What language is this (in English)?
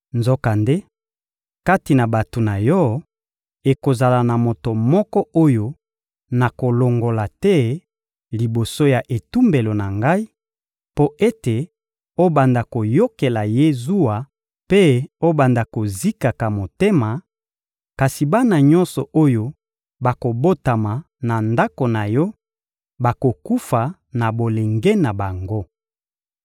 Lingala